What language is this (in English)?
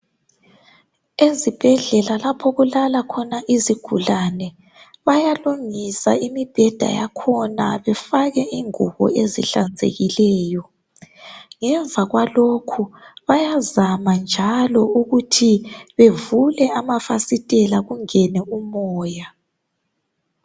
North Ndebele